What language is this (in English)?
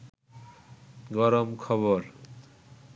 Bangla